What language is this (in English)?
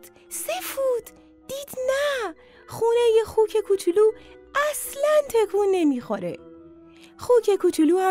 Persian